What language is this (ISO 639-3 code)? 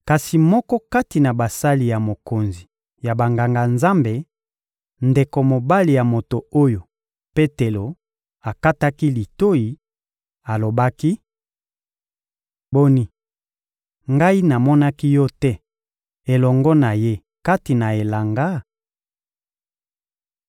lin